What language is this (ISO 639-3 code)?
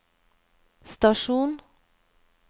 nor